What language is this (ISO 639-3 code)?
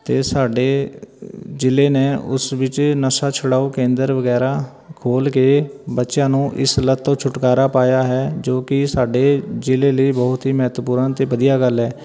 pan